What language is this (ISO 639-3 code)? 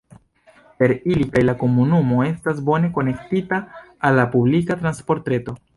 epo